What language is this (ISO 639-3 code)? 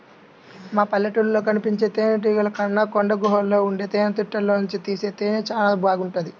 tel